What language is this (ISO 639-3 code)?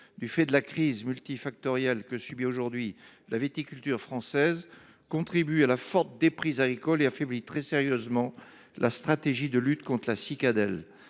fra